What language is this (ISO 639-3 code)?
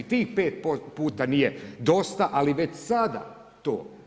hrv